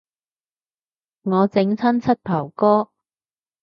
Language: Cantonese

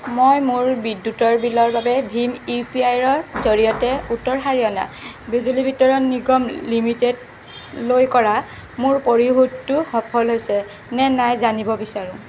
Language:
Assamese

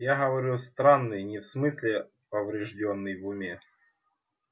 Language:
Russian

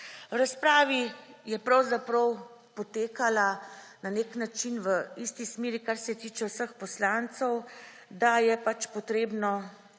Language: Slovenian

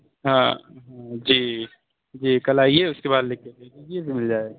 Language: Urdu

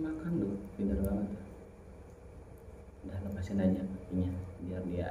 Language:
Indonesian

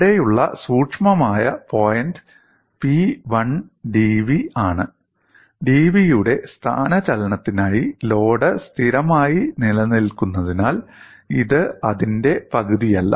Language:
Malayalam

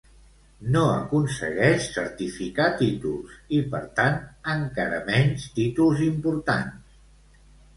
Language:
Catalan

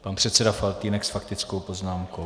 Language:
Czech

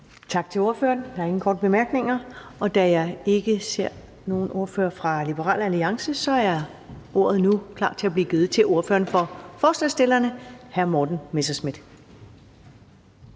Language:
Danish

